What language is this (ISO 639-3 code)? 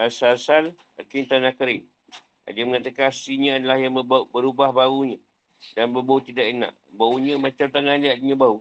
msa